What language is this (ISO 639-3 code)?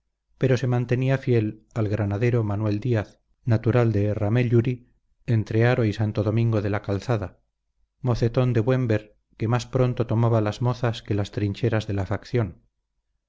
spa